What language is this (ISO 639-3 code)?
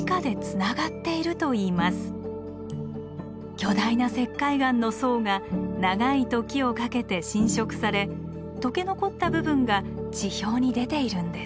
jpn